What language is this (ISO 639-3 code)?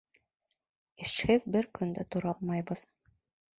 bak